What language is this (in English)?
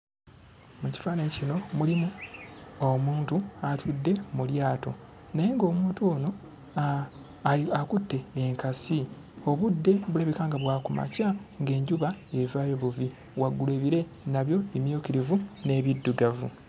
Ganda